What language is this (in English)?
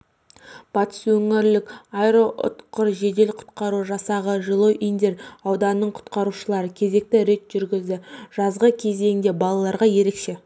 Kazakh